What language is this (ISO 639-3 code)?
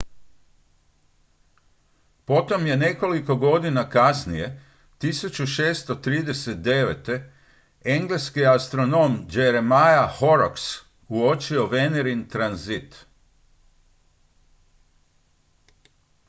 hrv